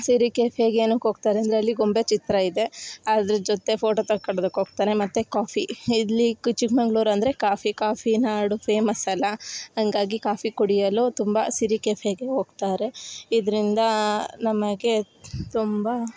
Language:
Kannada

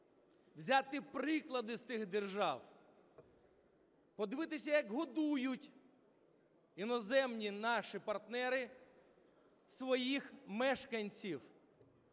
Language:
Ukrainian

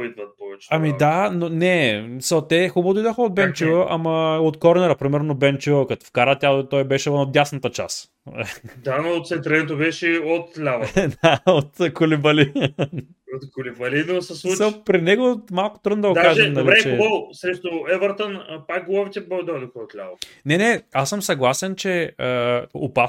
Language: Bulgarian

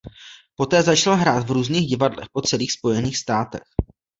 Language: Czech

